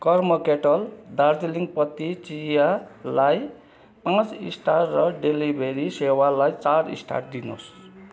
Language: Nepali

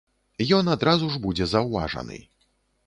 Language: Belarusian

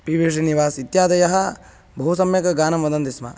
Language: Sanskrit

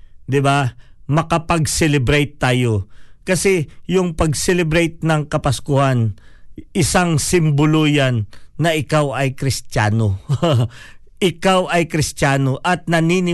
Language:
Filipino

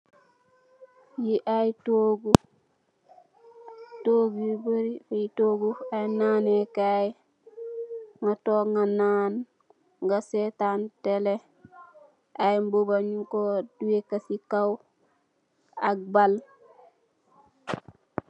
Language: Wolof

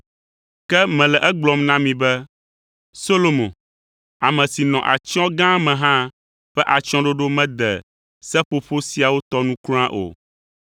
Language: Ewe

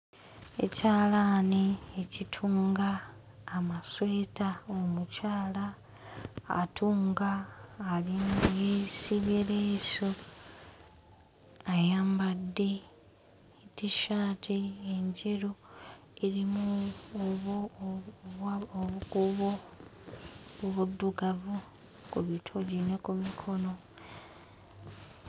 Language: Ganda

